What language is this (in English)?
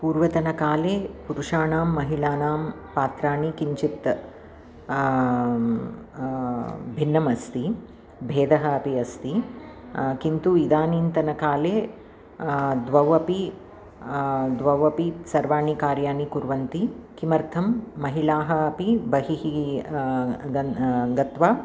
Sanskrit